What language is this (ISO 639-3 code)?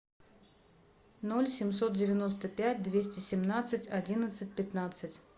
rus